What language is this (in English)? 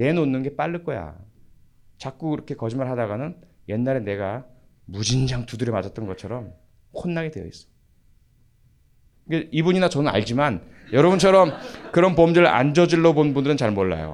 Korean